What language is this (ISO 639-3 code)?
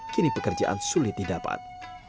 ind